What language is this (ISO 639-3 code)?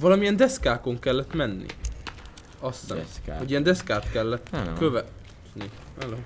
hun